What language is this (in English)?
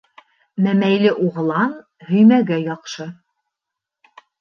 Bashkir